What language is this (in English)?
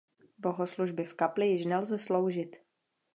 Czech